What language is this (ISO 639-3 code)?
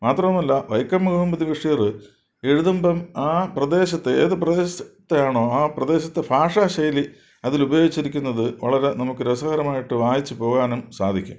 mal